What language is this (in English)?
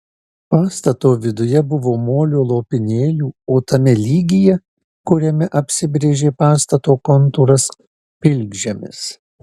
Lithuanian